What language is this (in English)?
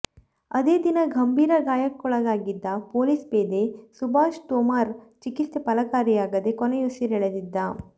Kannada